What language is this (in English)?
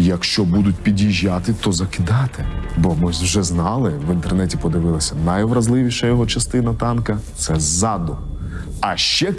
Ukrainian